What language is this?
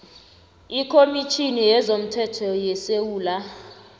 South Ndebele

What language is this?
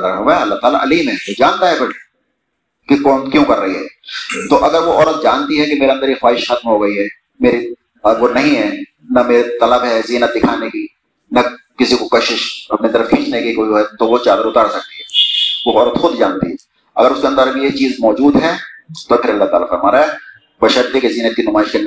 Urdu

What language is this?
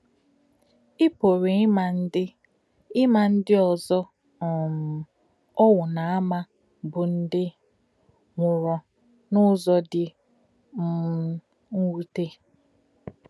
Igbo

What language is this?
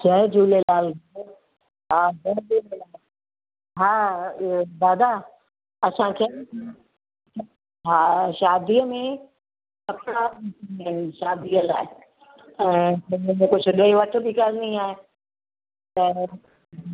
Sindhi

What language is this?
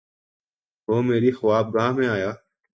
Urdu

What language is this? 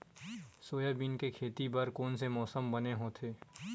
Chhattisgarhi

